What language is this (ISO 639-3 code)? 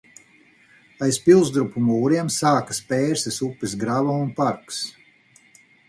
lav